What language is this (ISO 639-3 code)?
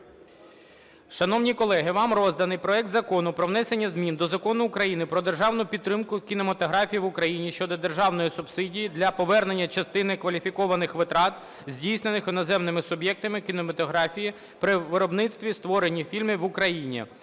ukr